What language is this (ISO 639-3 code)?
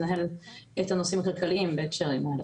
heb